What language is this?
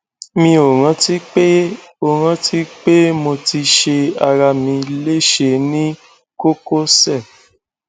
Yoruba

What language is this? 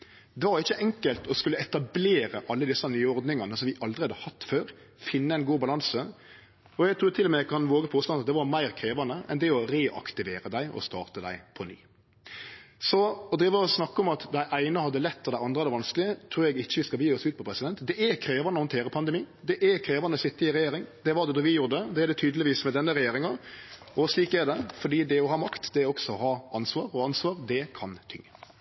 Norwegian Nynorsk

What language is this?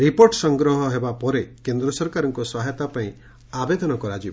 Odia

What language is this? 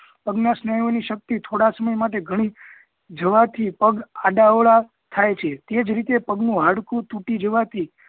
Gujarati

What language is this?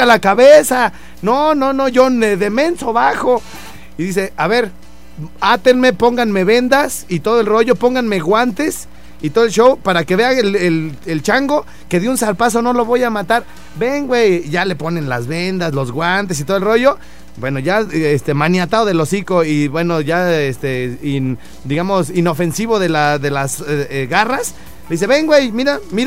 Spanish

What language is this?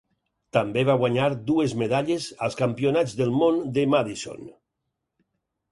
Catalan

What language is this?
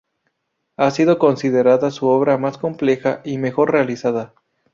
Spanish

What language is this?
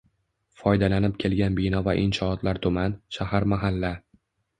Uzbek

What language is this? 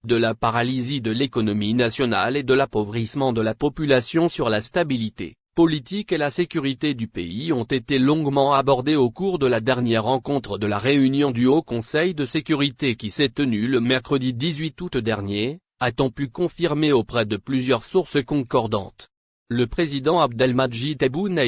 French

